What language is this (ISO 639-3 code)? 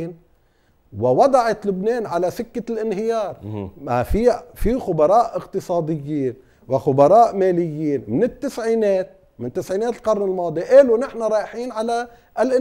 ara